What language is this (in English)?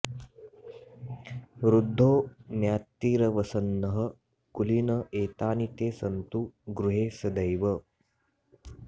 Sanskrit